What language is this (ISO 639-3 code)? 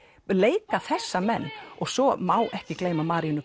isl